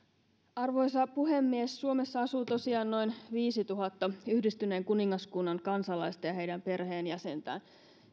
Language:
Finnish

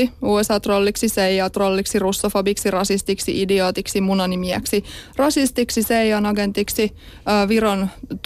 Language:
Finnish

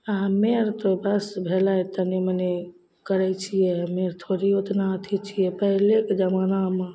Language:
Maithili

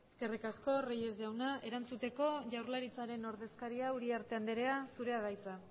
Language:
Basque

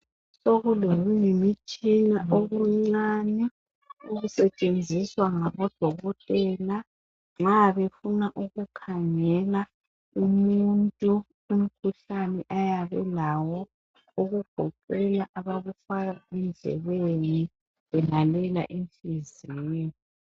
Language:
North Ndebele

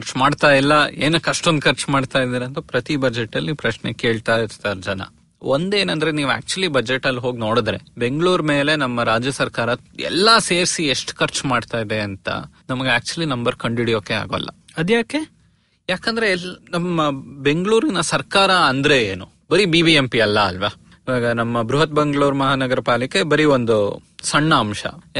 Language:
Kannada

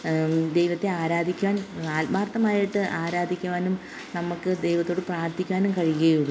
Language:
Malayalam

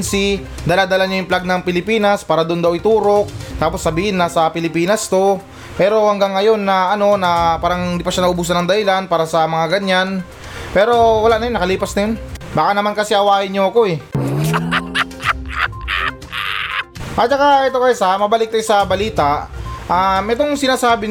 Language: Filipino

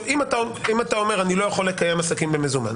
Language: Hebrew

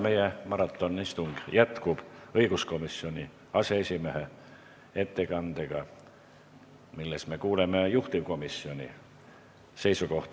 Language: Estonian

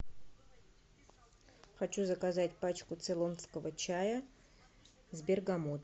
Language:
Russian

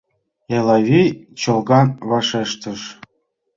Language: Mari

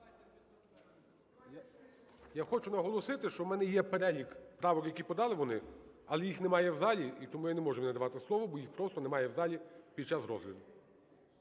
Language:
Ukrainian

